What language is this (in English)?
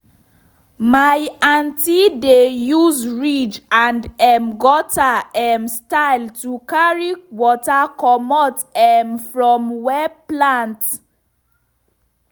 Nigerian Pidgin